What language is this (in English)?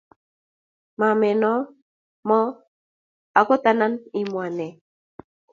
Kalenjin